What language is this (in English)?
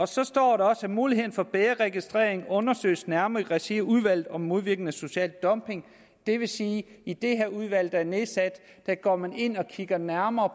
Danish